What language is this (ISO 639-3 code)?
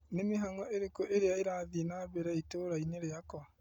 kik